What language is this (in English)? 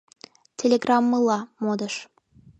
Mari